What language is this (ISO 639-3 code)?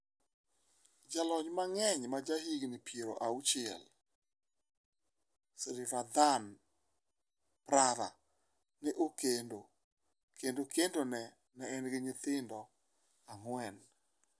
luo